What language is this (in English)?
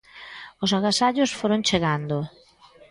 Galician